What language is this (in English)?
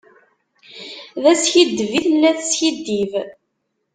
Kabyle